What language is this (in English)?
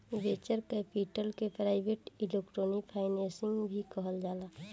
Bhojpuri